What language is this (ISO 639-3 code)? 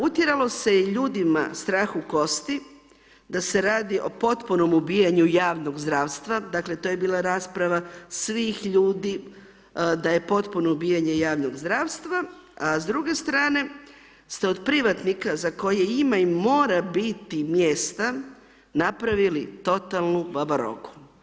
hrv